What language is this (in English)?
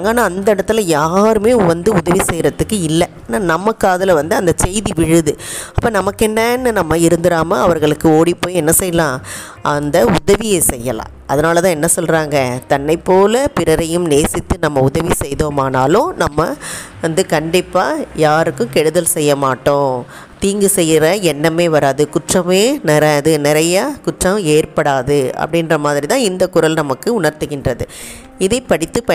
Tamil